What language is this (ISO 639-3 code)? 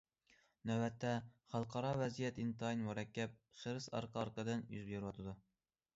uig